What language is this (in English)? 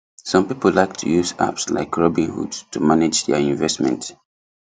Nigerian Pidgin